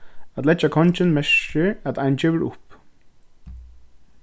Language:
Faroese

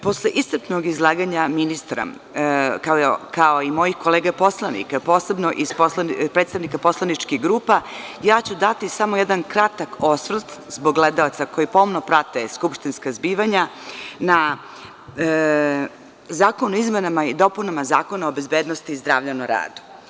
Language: Serbian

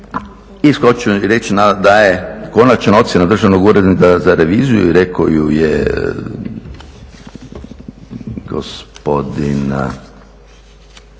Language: Croatian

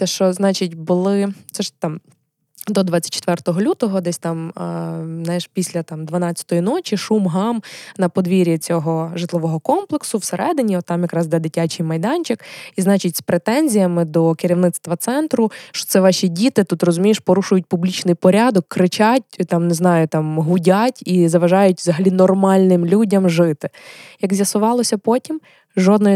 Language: Ukrainian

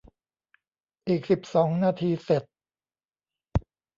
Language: Thai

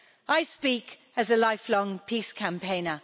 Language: English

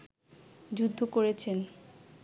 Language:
Bangla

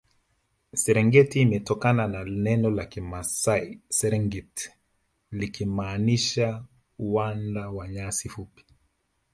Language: Swahili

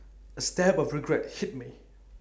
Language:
English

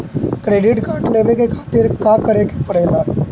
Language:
Bhojpuri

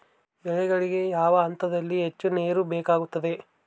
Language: Kannada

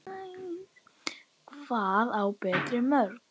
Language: Icelandic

